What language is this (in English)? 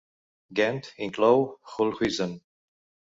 Catalan